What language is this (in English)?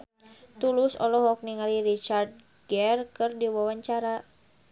Sundanese